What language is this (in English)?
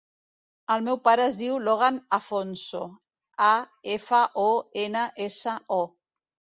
Catalan